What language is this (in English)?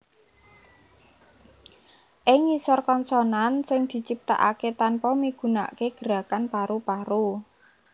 Javanese